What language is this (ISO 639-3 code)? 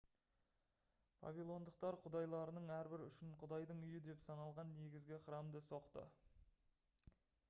kaz